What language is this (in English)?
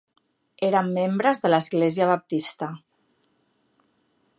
Catalan